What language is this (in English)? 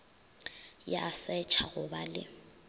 Northern Sotho